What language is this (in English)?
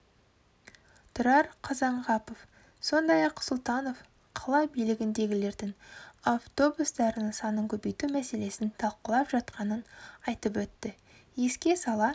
Kazakh